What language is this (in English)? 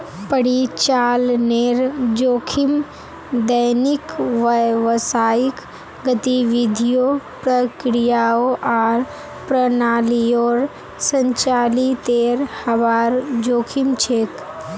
Magahi